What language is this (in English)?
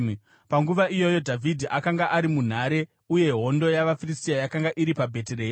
Shona